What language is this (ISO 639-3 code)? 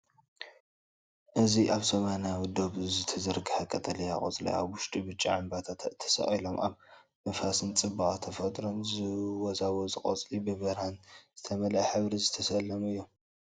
tir